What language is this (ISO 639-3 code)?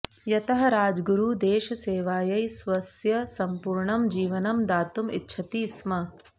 san